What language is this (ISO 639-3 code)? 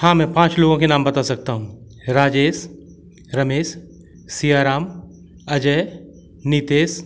hin